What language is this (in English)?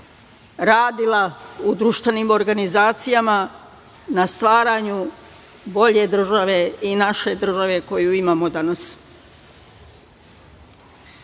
Serbian